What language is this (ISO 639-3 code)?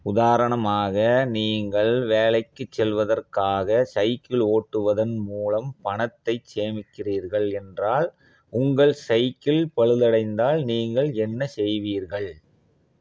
tam